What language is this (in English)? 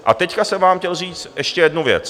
Czech